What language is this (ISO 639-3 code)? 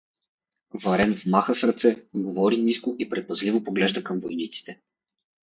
bul